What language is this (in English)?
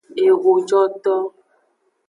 Aja (Benin)